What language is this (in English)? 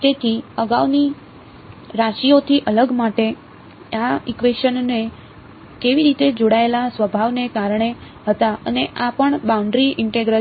Gujarati